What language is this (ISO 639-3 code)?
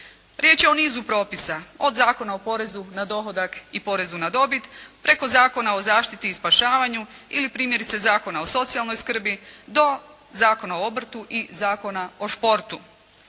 hrv